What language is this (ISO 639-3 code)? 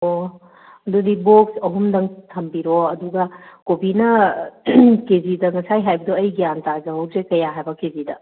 mni